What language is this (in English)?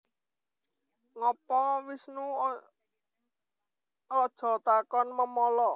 Javanese